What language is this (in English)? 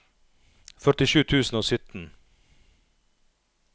Norwegian